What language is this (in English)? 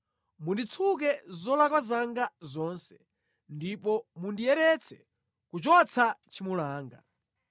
Nyanja